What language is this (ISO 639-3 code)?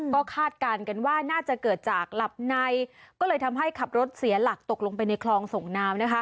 tha